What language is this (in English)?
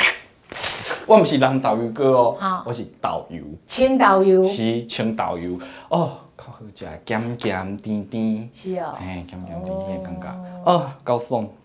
Chinese